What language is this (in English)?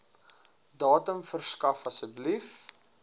Afrikaans